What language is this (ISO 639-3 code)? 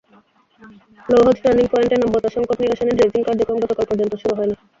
ben